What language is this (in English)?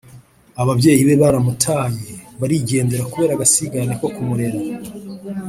Kinyarwanda